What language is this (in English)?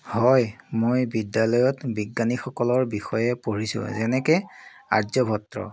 Assamese